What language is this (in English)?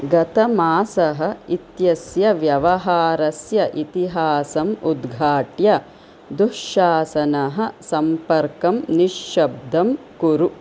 Sanskrit